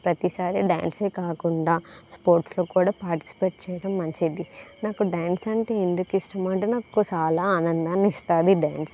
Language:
Telugu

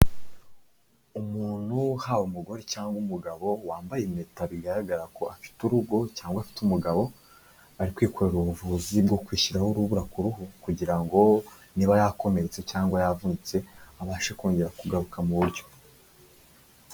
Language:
Kinyarwanda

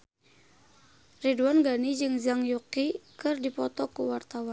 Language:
Sundanese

